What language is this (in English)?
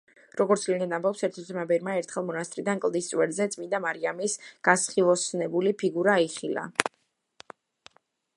Georgian